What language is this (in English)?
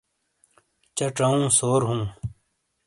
Shina